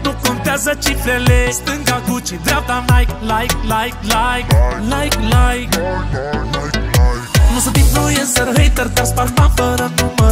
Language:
Romanian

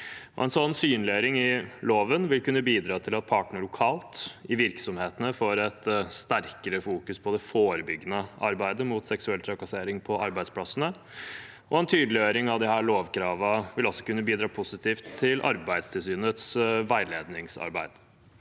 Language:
Norwegian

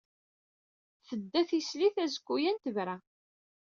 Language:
Kabyle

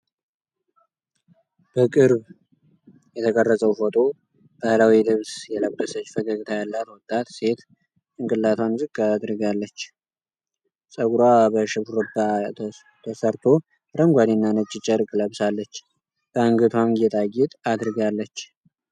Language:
Amharic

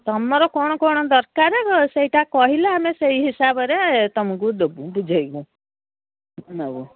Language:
Odia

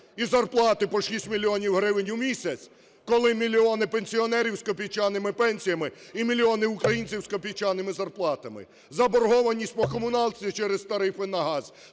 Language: Ukrainian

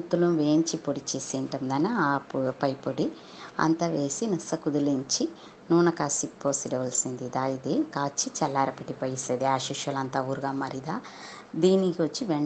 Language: Romanian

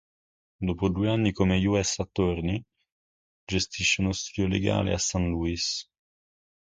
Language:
Italian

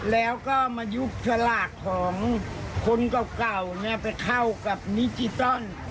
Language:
Thai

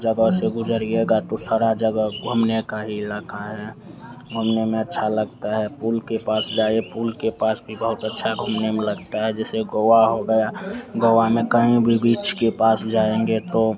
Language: Hindi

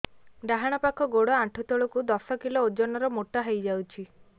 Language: Odia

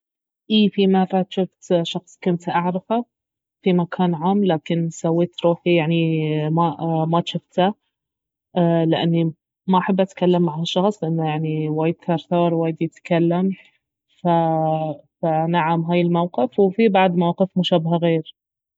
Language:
Baharna Arabic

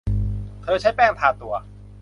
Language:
Thai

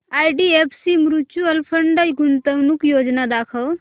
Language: Marathi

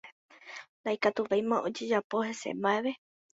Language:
Guarani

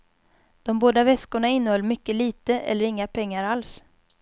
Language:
Swedish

